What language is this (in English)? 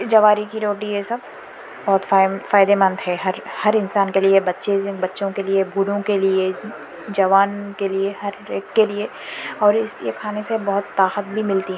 Urdu